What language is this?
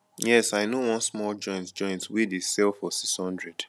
Nigerian Pidgin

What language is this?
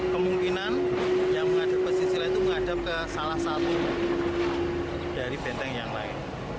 Indonesian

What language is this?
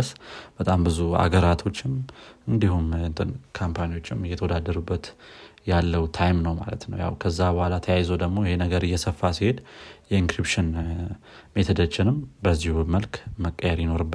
Amharic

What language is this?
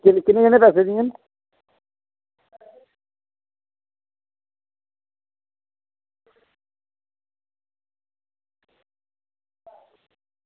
Dogri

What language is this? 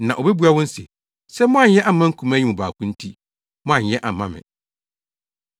Akan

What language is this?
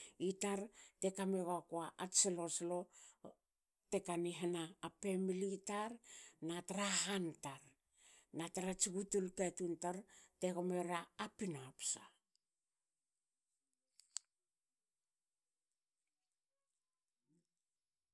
Hakö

